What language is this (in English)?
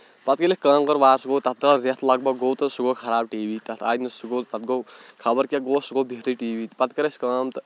Kashmiri